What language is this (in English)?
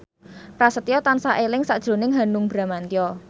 Javanese